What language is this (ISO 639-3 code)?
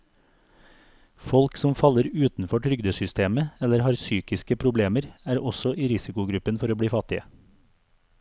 nor